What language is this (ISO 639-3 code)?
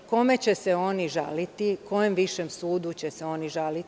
srp